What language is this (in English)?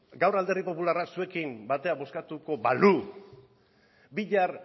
Basque